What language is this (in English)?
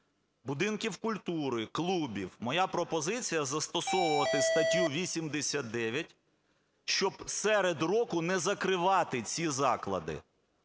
Ukrainian